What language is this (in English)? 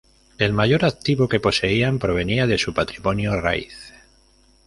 Spanish